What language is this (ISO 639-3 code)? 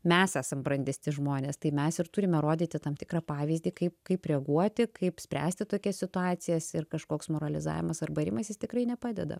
lit